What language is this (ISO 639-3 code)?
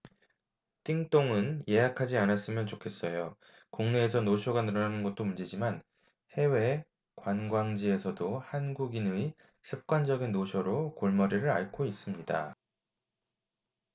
kor